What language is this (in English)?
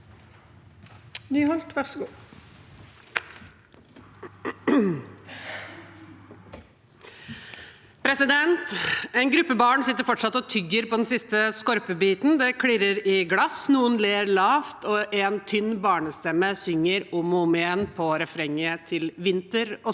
Norwegian